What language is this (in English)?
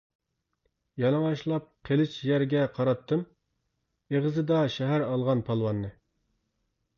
Uyghur